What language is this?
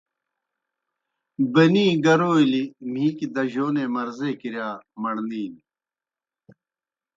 Kohistani Shina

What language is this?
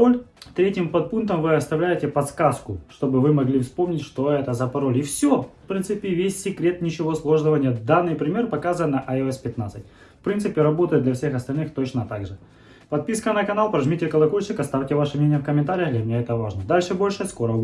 Russian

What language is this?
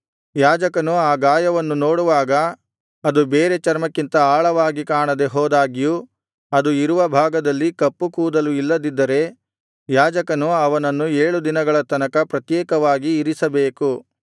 Kannada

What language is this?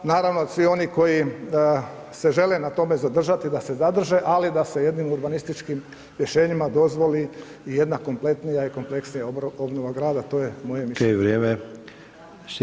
Croatian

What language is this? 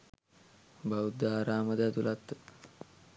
Sinhala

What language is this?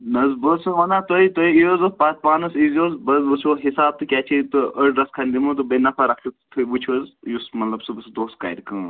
Kashmiri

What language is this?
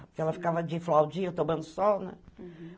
Portuguese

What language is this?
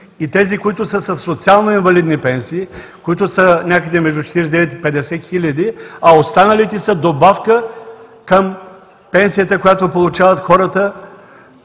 Bulgarian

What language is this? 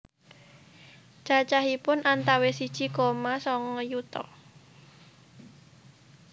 Javanese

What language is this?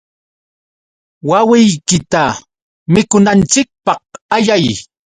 Yauyos Quechua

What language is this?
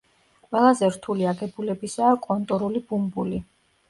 Georgian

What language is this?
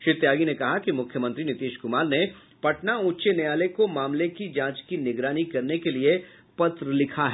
Hindi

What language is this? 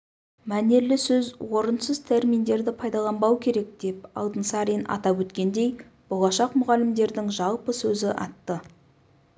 Kazakh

